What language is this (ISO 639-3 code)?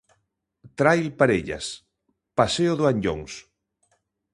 glg